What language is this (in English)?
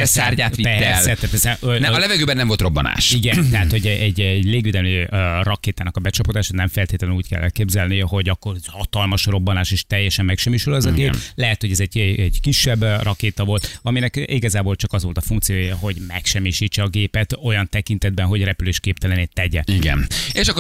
Hungarian